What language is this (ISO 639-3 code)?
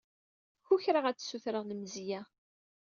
kab